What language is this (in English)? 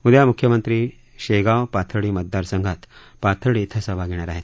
Marathi